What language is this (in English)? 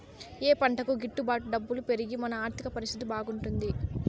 Telugu